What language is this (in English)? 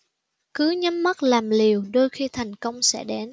Vietnamese